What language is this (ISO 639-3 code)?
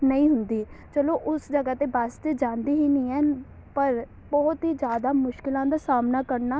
pan